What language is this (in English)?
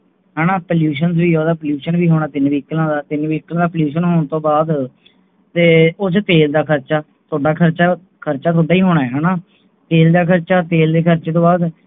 Punjabi